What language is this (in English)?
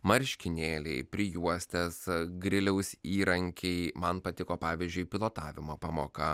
Lithuanian